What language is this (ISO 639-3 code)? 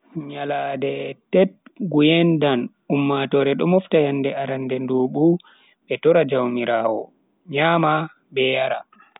fui